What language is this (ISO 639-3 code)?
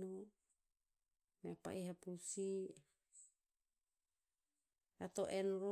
tpz